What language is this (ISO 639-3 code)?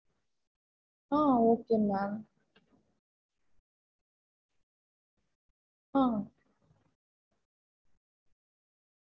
tam